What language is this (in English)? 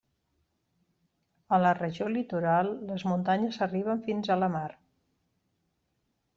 Catalan